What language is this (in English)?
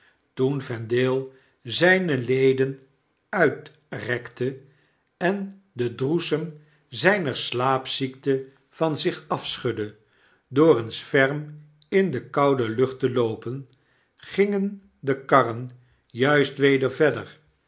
Dutch